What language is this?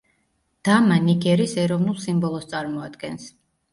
Georgian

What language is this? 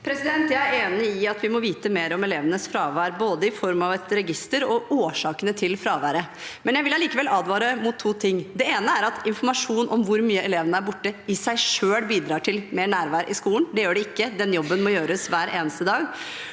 Norwegian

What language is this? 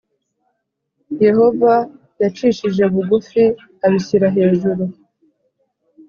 Kinyarwanda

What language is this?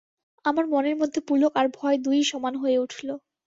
Bangla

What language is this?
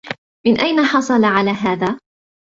Arabic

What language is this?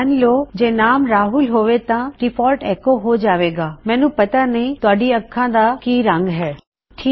Punjabi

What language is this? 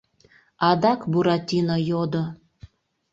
Mari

